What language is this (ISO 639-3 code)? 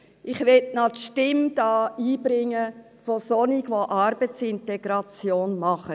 gsw